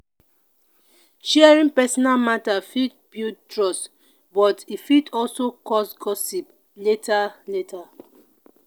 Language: Nigerian Pidgin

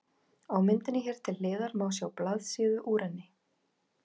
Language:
Icelandic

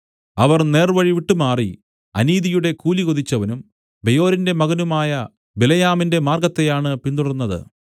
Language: Malayalam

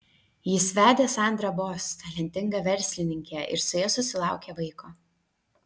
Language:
Lithuanian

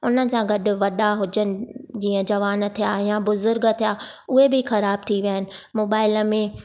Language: Sindhi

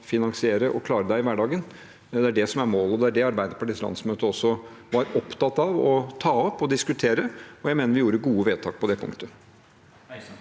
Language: Norwegian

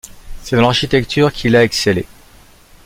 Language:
French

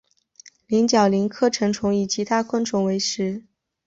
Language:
Chinese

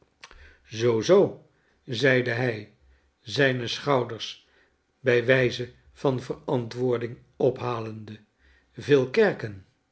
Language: Dutch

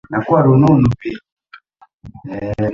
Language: Swahili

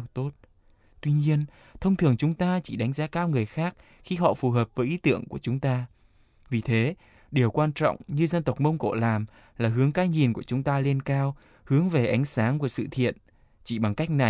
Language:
Vietnamese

